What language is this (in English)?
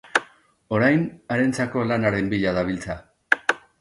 Basque